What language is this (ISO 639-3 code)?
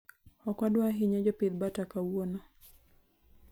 luo